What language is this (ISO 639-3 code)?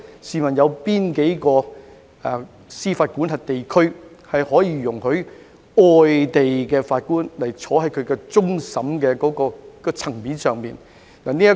yue